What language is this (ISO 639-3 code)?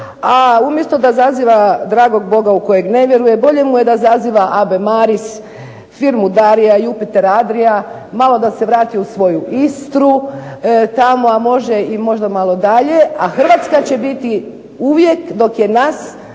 hrv